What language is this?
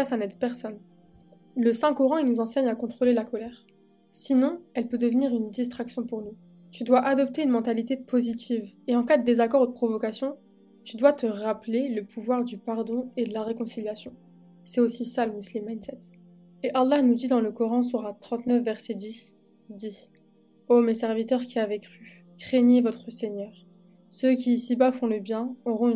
French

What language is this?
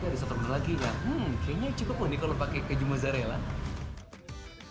Indonesian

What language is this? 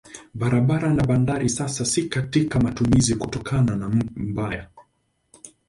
Swahili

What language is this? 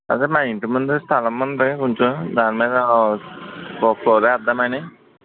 Telugu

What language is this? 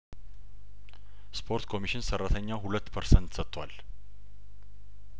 Amharic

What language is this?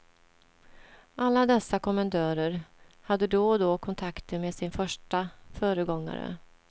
Swedish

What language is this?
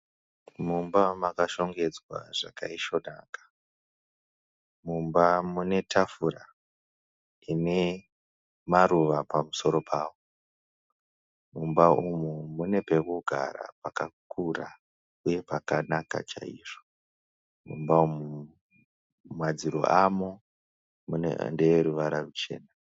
Shona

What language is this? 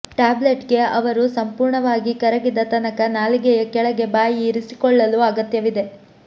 Kannada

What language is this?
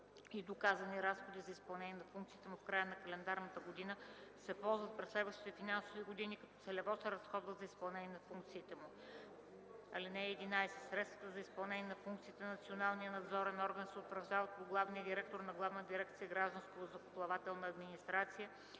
Bulgarian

